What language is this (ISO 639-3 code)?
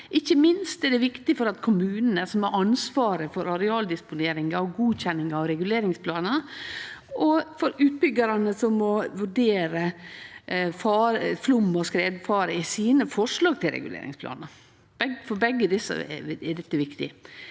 nor